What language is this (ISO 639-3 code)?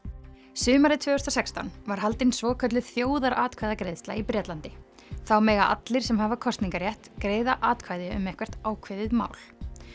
isl